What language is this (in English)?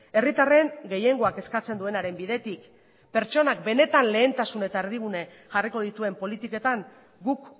Basque